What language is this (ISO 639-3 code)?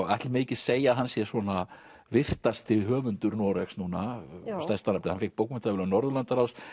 isl